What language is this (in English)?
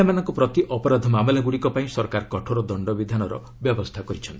Odia